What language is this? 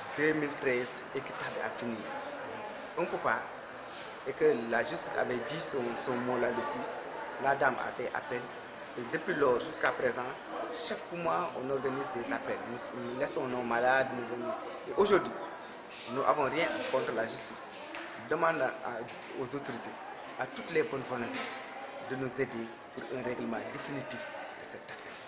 French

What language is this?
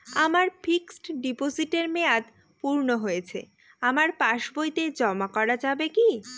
Bangla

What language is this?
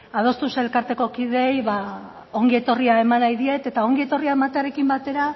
Basque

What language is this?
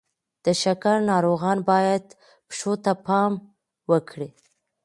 Pashto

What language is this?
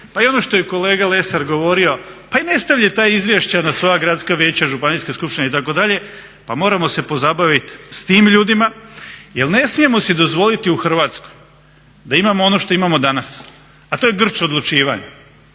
Croatian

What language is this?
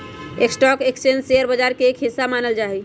Magahi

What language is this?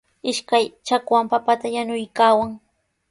Sihuas Ancash Quechua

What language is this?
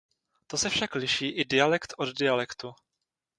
Czech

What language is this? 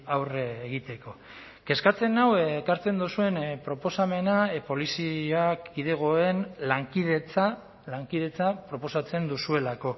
Basque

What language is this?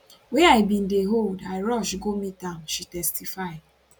Nigerian Pidgin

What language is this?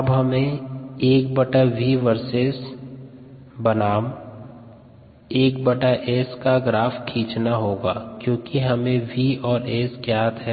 Hindi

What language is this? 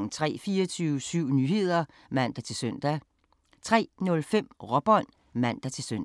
Danish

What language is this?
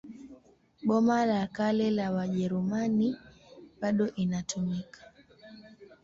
Swahili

